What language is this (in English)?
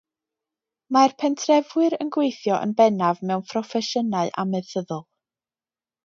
Welsh